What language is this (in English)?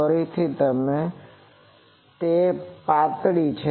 Gujarati